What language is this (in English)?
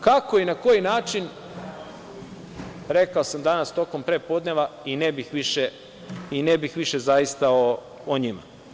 Serbian